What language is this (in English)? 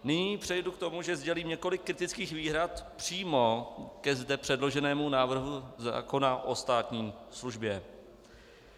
Czech